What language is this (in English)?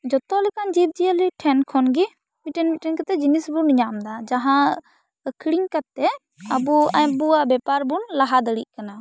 Santali